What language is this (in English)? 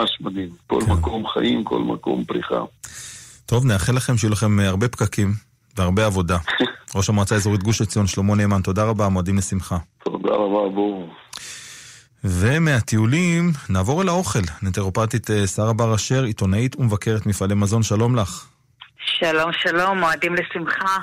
Hebrew